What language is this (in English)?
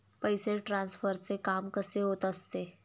Marathi